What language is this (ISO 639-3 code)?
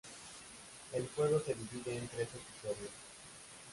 spa